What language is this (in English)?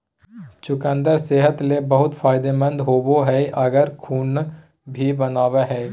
Magahi